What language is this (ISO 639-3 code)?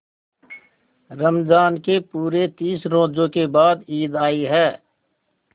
hin